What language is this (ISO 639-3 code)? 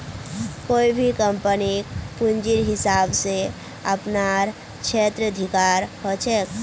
mag